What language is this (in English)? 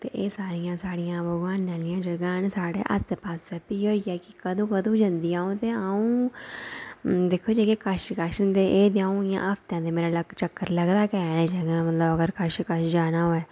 Dogri